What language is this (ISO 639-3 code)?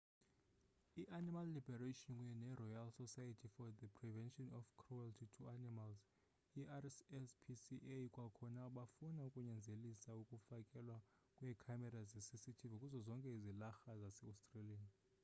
xho